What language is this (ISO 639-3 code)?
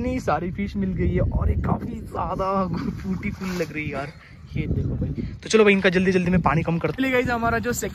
hin